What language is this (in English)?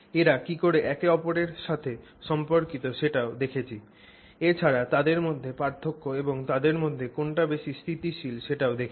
Bangla